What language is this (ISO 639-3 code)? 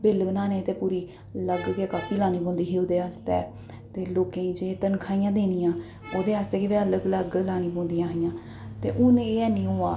doi